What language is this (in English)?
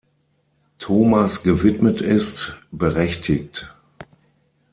German